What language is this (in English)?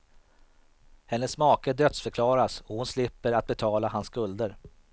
Swedish